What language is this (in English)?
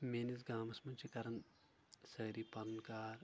Kashmiri